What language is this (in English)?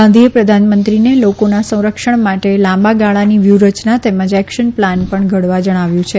Gujarati